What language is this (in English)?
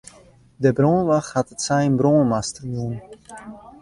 Western Frisian